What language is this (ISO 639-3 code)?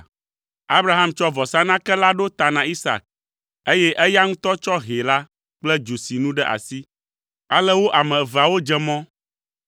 ewe